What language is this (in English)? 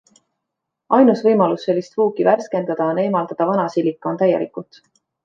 Estonian